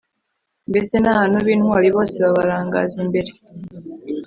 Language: Kinyarwanda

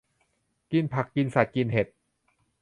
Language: Thai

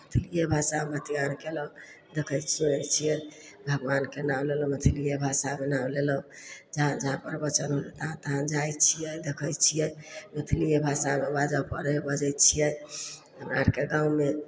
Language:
Maithili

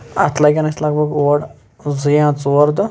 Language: Kashmiri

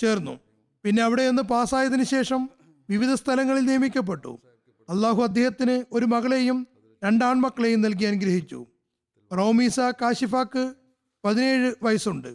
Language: Malayalam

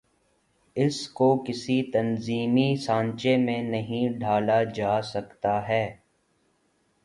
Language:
Urdu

